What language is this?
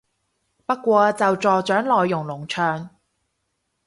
Cantonese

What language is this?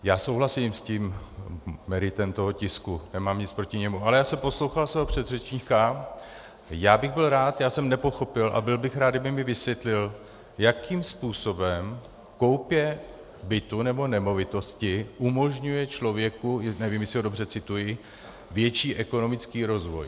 Czech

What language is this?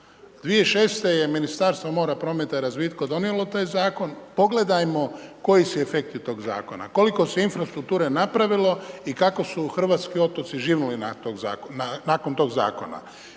Croatian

